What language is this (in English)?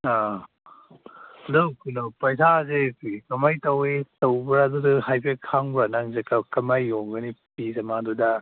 Manipuri